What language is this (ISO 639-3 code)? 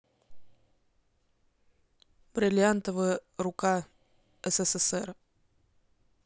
rus